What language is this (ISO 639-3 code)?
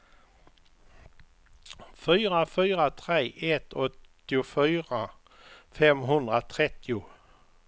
swe